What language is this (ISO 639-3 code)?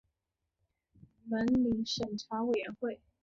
zho